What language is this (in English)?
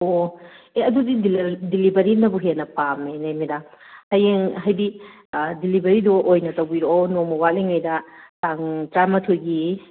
Manipuri